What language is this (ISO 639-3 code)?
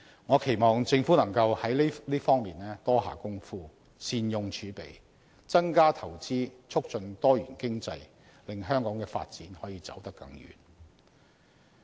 yue